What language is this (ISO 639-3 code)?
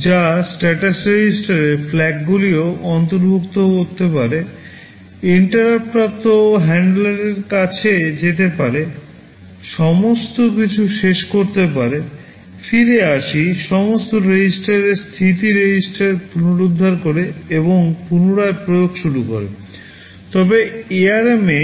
ben